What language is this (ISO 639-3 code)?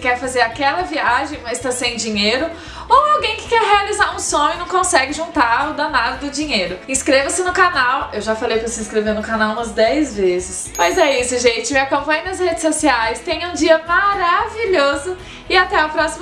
por